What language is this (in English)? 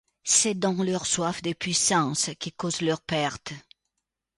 French